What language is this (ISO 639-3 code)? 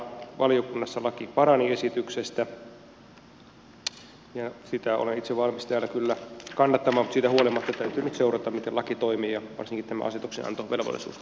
fin